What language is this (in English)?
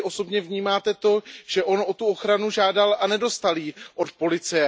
Czech